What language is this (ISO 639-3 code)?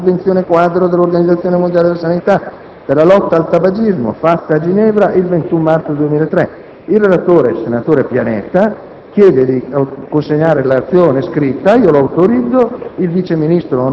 ita